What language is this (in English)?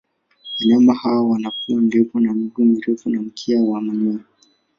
Swahili